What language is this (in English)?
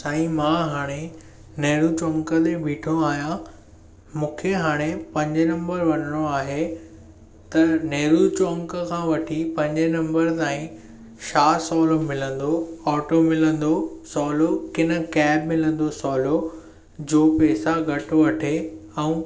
Sindhi